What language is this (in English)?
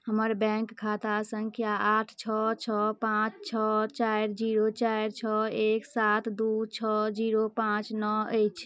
Maithili